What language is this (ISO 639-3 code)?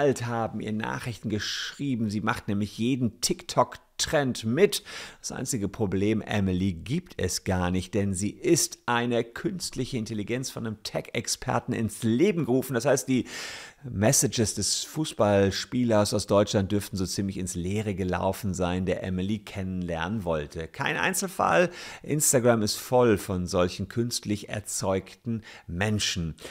deu